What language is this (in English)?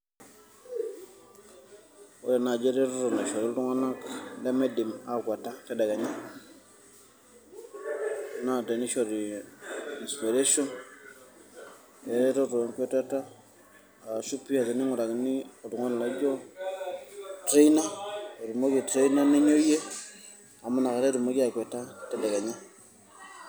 Masai